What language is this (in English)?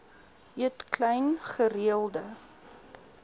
Afrikaans